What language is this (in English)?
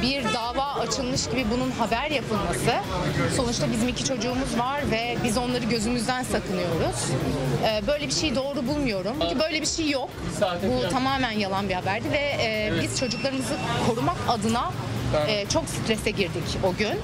Turkish